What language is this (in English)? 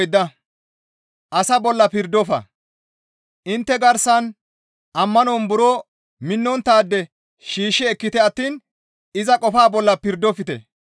Gamo